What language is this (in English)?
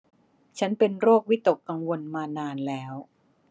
Thai